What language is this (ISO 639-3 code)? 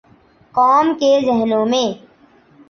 urd